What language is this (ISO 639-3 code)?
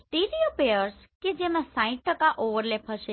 guj